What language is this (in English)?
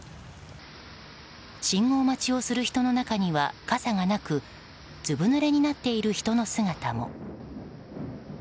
Japanese